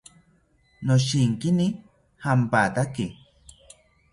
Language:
South Ucayali Ashéninka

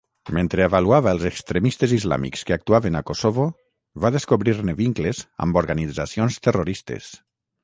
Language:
Catalan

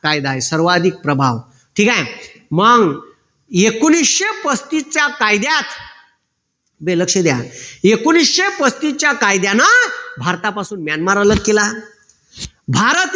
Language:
Marathi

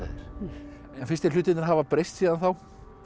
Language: Icelandic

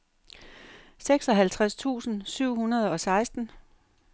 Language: Danish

